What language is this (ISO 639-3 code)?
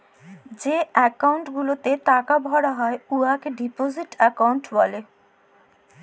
ben